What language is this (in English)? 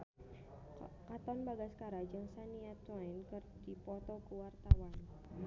Sundanese